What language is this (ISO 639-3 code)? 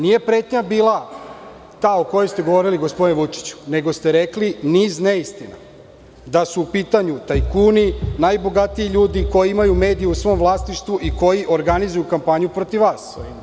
srp